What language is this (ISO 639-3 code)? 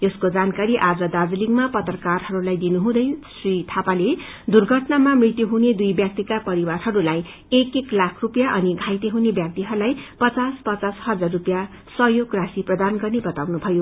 nep